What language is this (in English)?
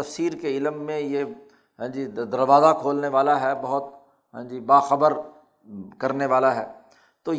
Urdu